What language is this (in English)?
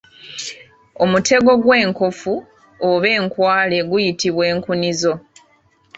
Ganda